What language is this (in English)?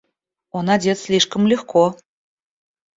Russian